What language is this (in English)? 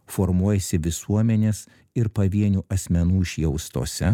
Lithuanian